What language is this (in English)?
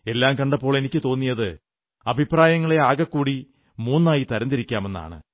Malayalam